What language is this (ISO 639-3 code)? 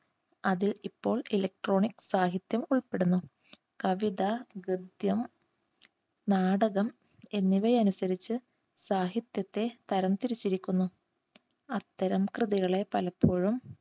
mal